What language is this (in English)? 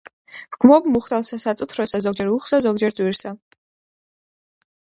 Georgian